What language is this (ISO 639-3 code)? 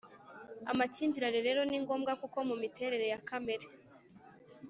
kin